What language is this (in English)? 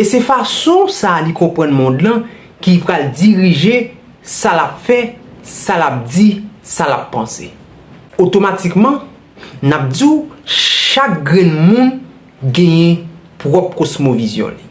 French